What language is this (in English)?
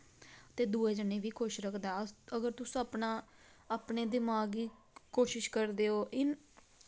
Dogri